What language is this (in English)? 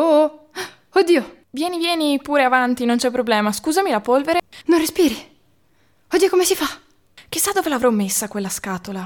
Italian